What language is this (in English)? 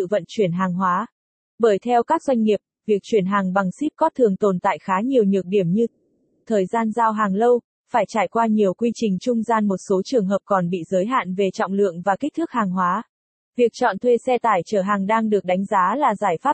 Vietnamese